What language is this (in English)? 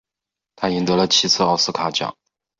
Chinese